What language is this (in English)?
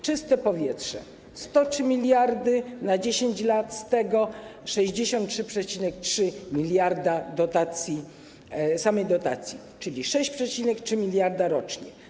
Polish